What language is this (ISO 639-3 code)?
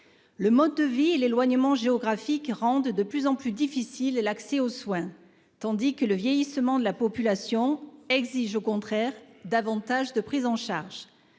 fra